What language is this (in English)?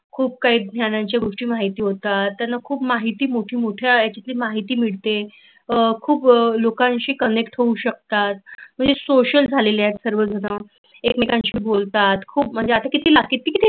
Marathi